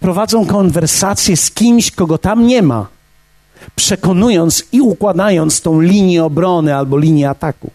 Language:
Polish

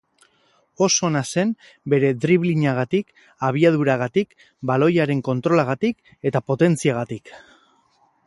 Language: Basque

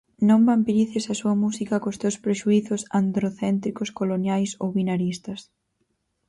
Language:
Galician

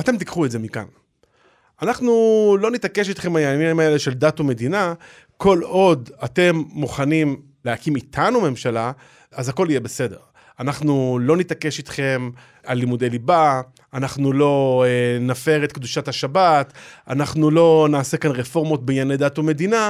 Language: Hebrew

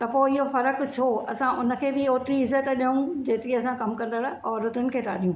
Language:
Sindhi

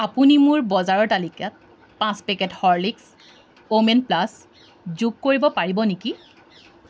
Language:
Assamese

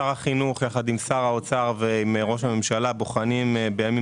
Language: Hebrew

